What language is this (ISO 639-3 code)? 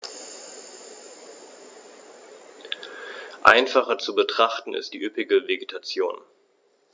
deu